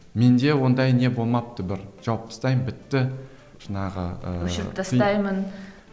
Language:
Kazakh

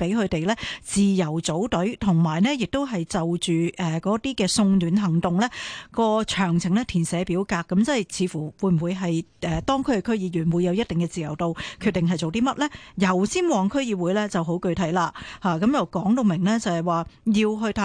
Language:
Chinese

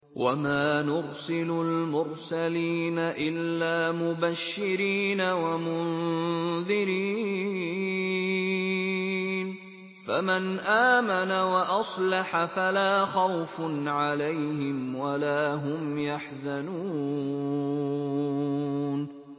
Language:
Arabic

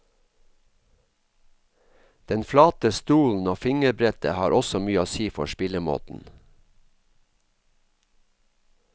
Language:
Norwegian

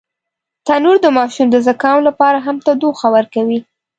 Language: Pashto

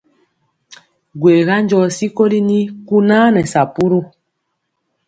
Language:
Mpiemo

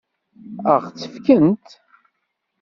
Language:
Kabyle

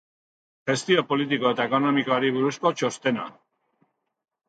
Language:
Basque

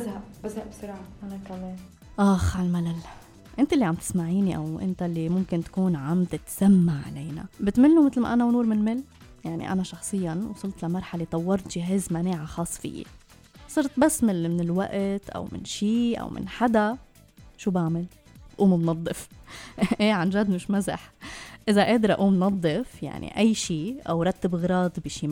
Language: Arabic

